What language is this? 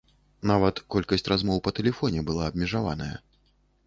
Belarusian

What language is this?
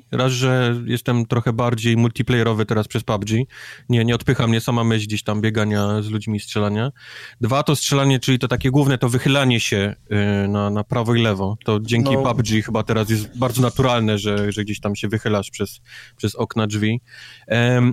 Polish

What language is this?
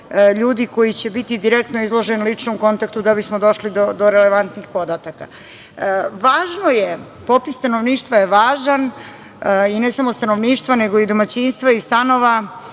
Serbian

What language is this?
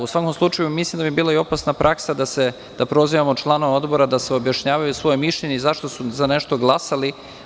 Serbian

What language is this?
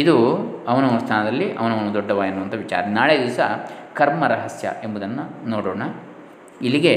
Kannada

